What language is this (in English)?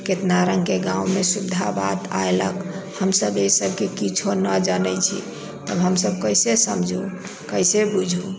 Maithili